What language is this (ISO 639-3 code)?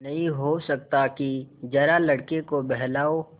hin